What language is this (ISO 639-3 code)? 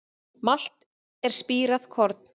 isl